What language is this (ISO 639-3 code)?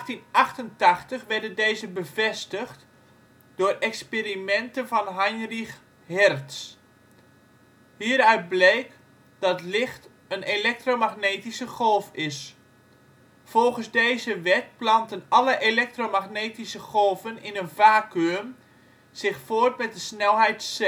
nld